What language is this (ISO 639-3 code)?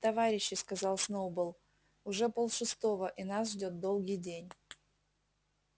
rus